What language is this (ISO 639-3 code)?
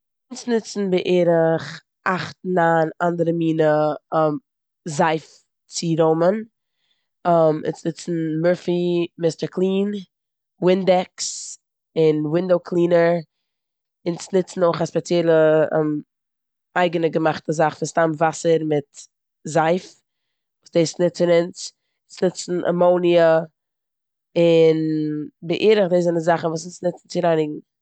yid